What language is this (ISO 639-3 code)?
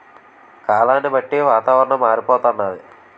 tel